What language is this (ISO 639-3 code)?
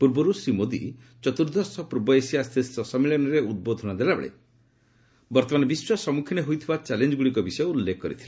ori